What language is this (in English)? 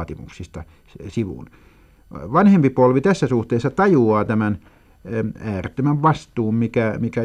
Finnish